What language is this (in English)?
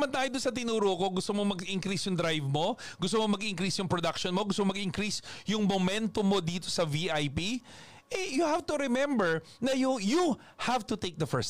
Filipino